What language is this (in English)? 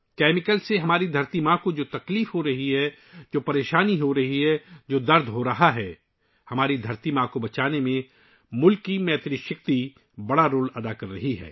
Urdu